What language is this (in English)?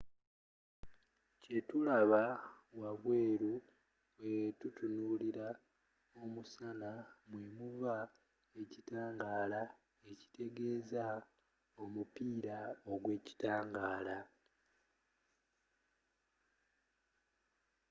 Ganda